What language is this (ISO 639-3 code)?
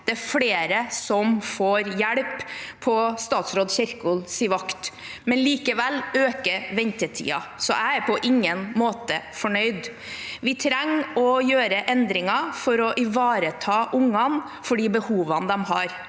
nor